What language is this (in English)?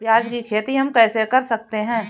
Hindi